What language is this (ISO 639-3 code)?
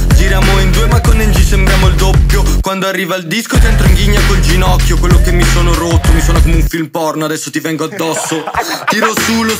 ita